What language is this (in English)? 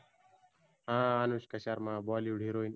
Marathi